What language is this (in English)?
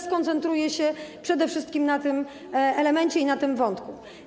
Polish